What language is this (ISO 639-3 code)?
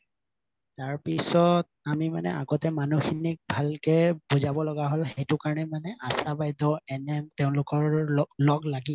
asm